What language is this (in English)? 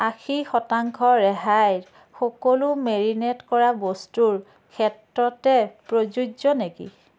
Assamese